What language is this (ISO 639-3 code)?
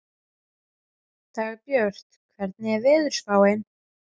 isl